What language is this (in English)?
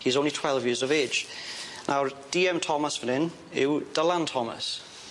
Welsh